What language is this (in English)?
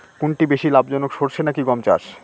Bangla